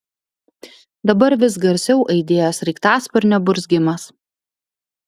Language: Lithuanian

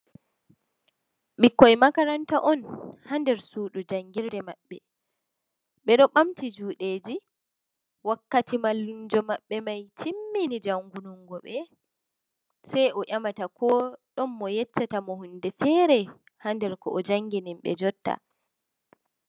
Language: Fula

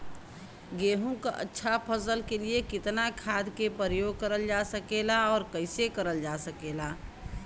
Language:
Bhojpuri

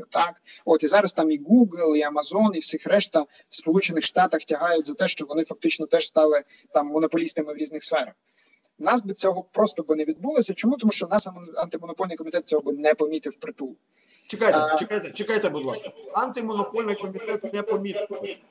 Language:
Ukrainian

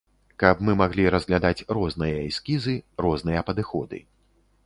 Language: Belarusian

